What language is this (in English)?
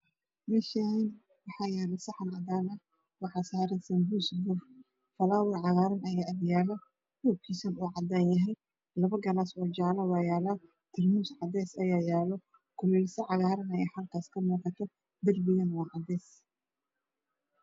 Somali